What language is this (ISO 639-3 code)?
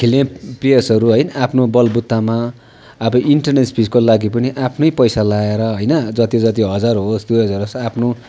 nep